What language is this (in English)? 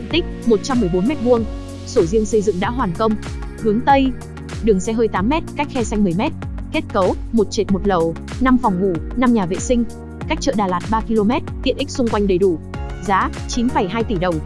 Vietnamese